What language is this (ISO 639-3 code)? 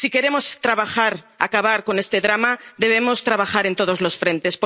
spa